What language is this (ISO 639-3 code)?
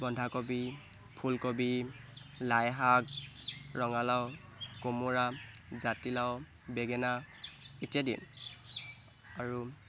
asm